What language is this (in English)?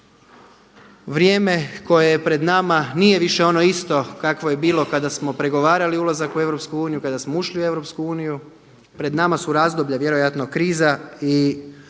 Croatian